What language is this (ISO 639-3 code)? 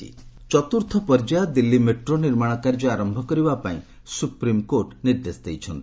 ori